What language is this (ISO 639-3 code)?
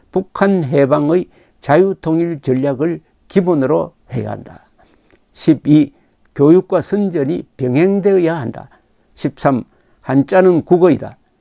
kor